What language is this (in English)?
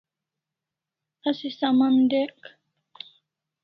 Kalasha